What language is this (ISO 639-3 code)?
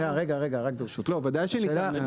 heb